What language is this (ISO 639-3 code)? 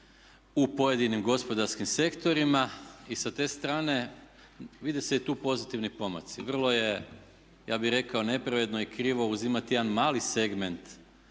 hrv